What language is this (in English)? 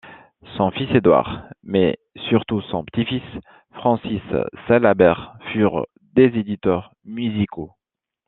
French